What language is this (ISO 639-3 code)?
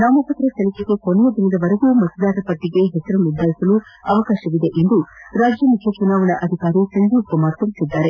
kan